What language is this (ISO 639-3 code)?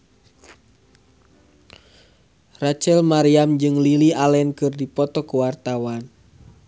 sun